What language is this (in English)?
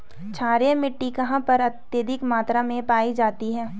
Hindi